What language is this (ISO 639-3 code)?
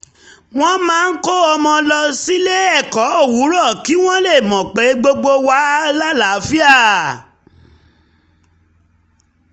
yor